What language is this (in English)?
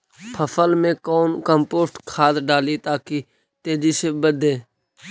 Magahi